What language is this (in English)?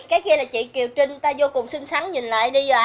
Vietnamese